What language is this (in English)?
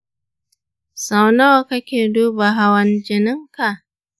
Hausa